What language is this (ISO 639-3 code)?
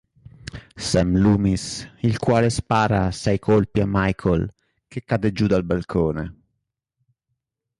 ita